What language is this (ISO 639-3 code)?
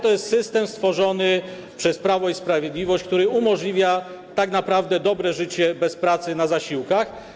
pol